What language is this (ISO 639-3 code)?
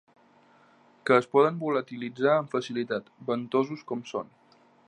cat